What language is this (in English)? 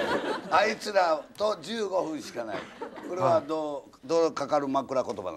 Japanese